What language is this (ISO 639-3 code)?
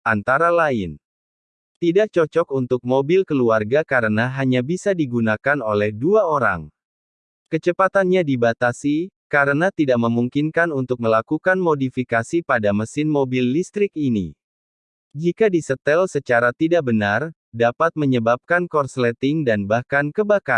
ind